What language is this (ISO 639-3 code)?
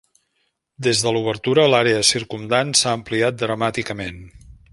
cat